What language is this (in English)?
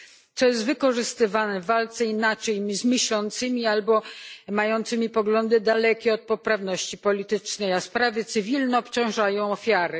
Polish